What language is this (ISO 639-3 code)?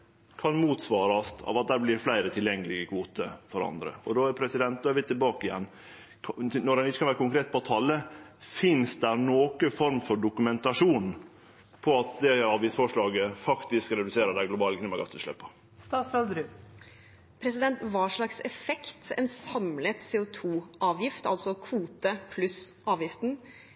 nor